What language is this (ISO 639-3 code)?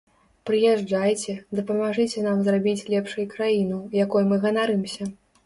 bel